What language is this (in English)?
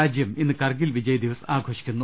Malayalam